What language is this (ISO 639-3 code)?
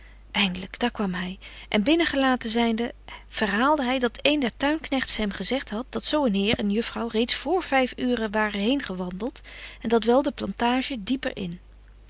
nld